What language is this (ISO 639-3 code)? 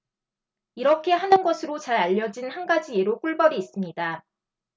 kor